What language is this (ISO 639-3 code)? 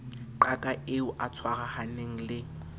sot